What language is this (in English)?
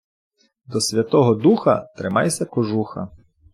Ukrainian